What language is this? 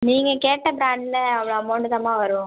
Tamil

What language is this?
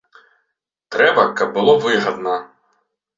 Belarusian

